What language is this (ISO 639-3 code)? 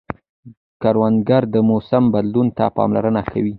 pus